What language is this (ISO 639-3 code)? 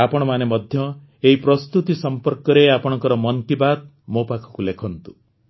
ori